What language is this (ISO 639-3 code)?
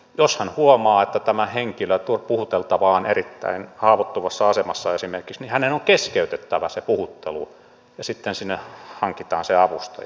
fin